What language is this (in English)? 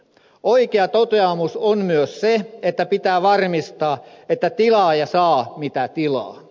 Finnish